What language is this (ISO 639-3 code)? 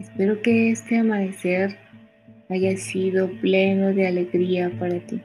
spa